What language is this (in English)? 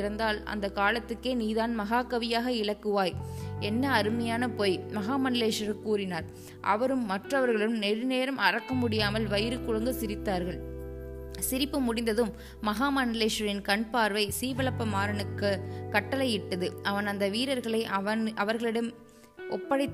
Tamil